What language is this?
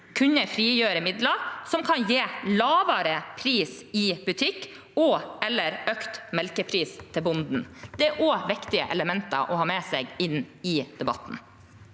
Norwegian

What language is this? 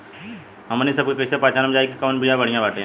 Bhojpuri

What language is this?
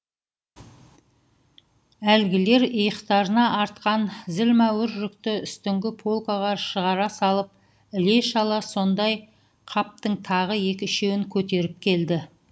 Kazakh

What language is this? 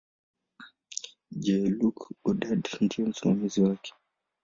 Swahili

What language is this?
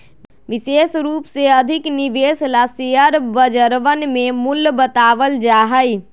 Magahi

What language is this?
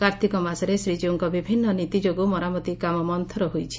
Odia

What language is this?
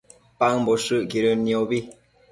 Matsés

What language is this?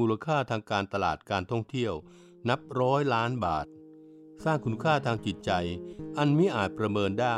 Thai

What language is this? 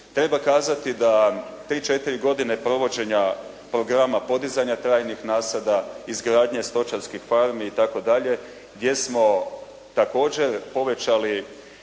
Croatian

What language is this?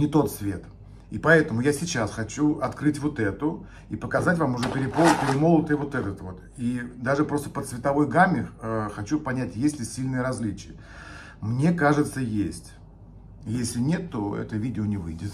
Russian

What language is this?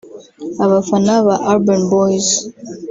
Kinyarwanda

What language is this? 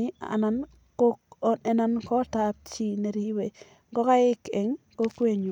Kalenjin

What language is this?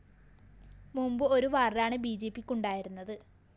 Malayalam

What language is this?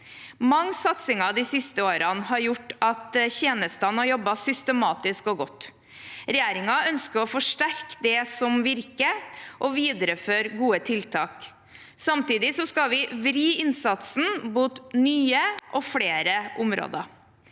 Norwegian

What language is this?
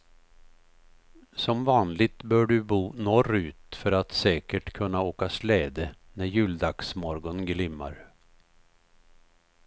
Swedish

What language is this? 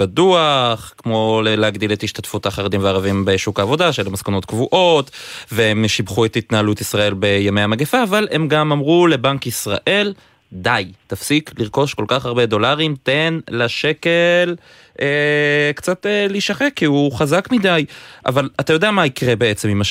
Hebrew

